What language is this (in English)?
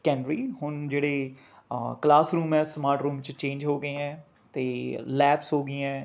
Punjabi